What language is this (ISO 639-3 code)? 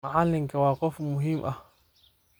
som